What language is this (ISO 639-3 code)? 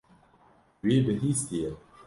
kur